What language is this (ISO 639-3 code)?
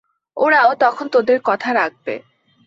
ben